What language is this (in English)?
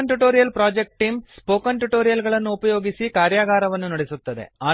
Kannada